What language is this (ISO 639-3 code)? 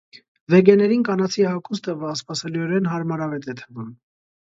hye